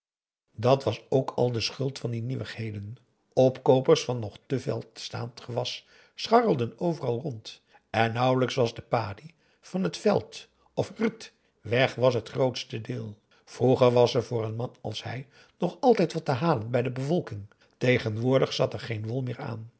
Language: Dutch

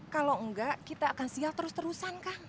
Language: Indonesian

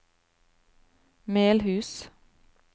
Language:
Norwegian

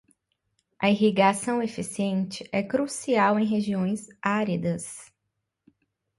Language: Portuguese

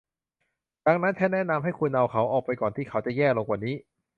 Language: Thai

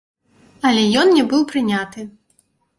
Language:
Belarusian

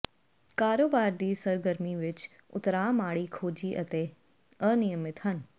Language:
Punjabi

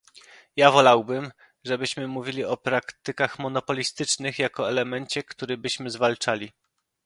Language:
Polish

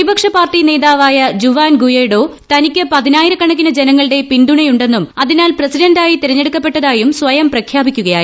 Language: Malayalam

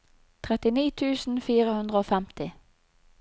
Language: Norwegian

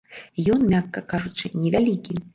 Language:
Belarusian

